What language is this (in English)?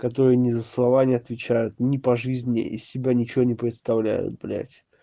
Russian